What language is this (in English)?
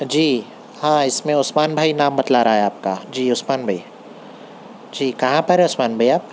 Urdu